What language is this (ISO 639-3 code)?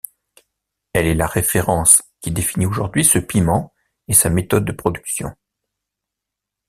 fra